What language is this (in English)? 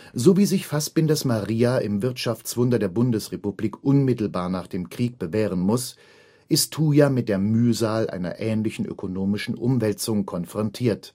German